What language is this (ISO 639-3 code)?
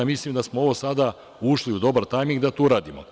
srp